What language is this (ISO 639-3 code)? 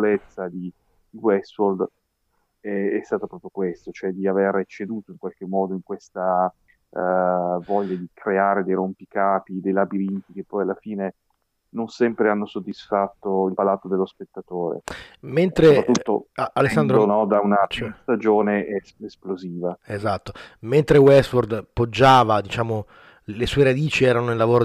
ita